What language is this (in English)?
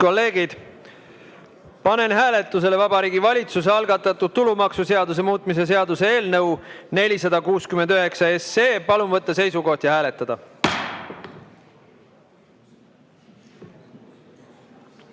Estonian